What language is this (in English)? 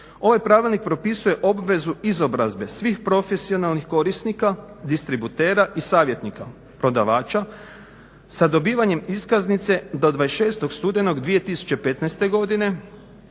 Croatian